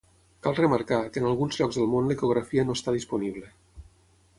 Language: Catalan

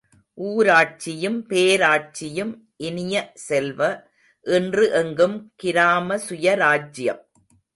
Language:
Tamil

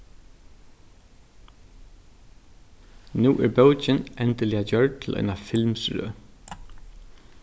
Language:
Faroese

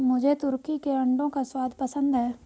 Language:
Hindi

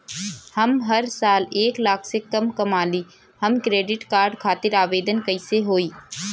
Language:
Bhojpuri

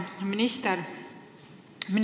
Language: Estonian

